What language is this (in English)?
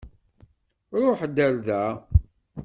Kabyle